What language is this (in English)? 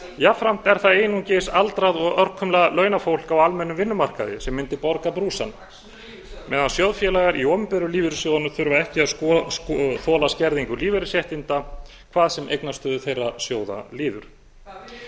Icelandic